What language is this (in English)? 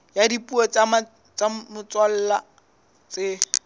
Southern Sotho